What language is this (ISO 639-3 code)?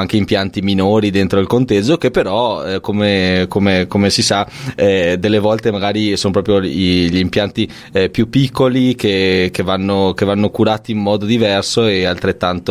ita